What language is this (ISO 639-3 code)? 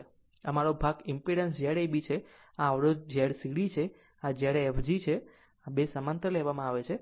guj